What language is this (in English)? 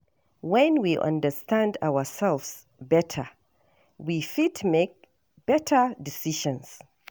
Nigerian Pidgin